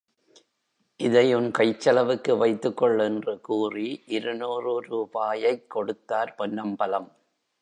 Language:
Tamil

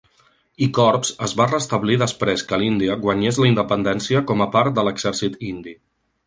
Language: Catalan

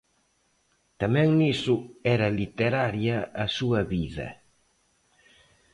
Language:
Galician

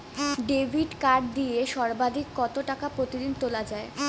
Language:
Bangla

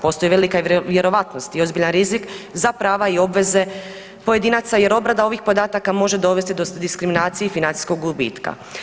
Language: Croatian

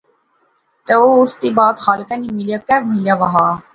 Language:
Pahari-Potwari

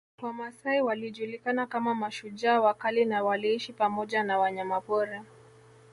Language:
Swahili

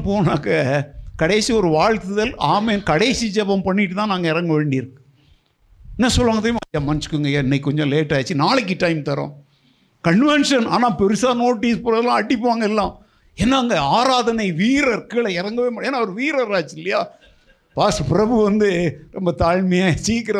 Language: Tamil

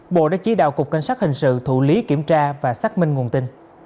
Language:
Vietnamese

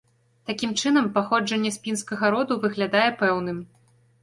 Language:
Belarusian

